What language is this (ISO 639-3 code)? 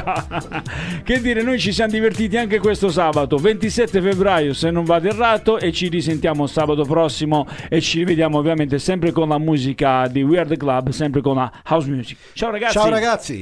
ita